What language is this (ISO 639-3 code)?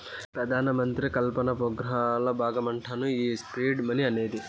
tel